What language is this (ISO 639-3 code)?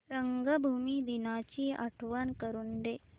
mar